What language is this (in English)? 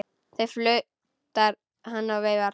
Icelandic